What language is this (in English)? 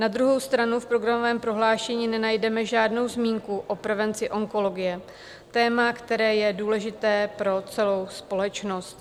Czech